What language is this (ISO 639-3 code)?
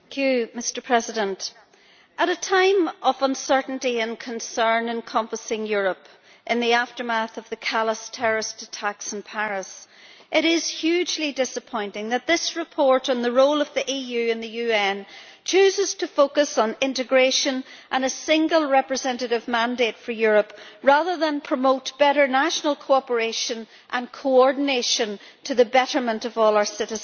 eng